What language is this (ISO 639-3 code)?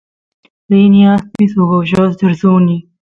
qus